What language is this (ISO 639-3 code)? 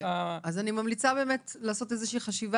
heb